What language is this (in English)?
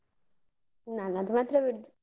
Kannada